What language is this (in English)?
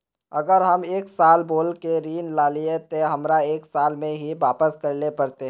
Magahi